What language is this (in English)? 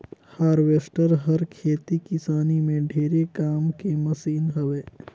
Chhattisgarhi